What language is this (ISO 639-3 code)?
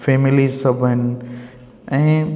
snd